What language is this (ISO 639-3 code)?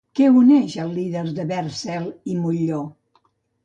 cat